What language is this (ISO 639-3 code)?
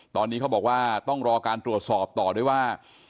tha